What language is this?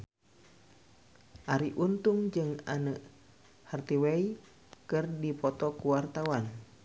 Sundanese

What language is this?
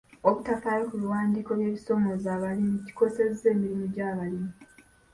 Ganda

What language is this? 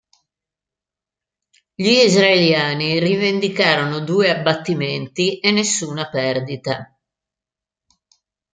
Italian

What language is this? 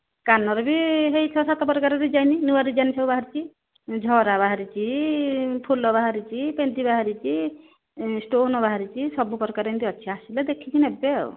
Odia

